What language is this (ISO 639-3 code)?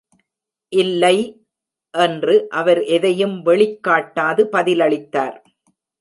tam